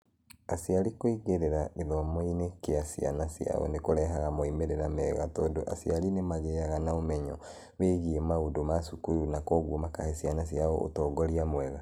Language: Kikuyu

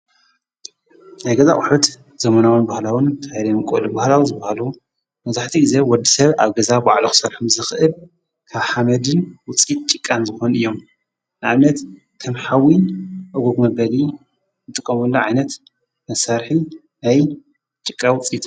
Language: Tigrinya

